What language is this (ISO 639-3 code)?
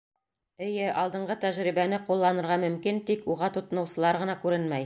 bak